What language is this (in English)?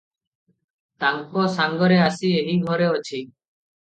Odia